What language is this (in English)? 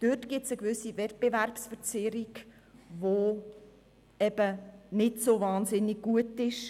Swiss German